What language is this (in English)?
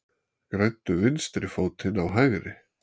Icelandic